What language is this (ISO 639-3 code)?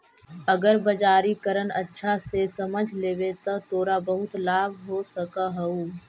mag